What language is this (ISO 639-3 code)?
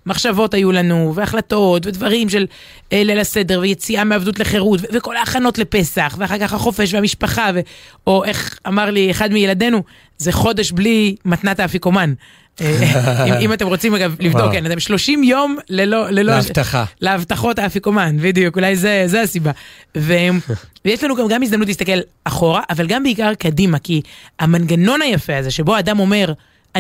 heb